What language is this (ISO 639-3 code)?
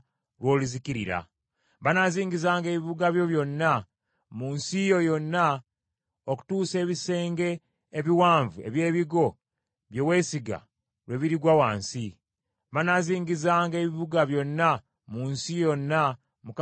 lug